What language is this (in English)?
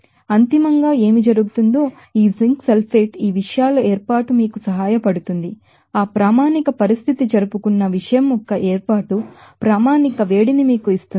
Telugu